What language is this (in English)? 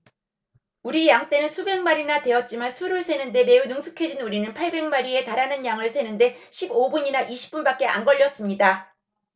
Korean